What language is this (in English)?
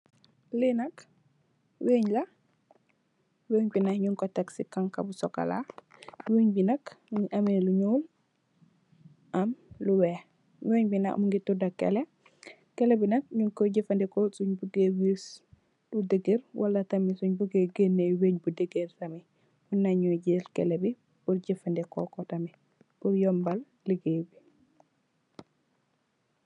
Wolof